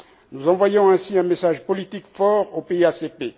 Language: French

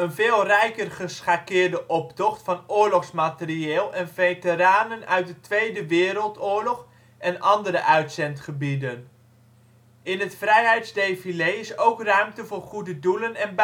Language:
Dutch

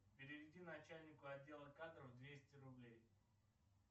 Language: Russian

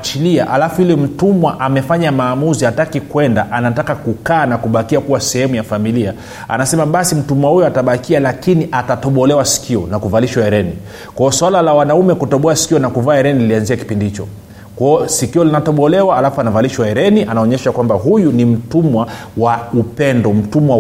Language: Swahili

